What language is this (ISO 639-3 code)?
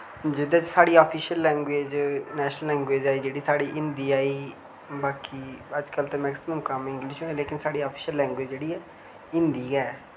doi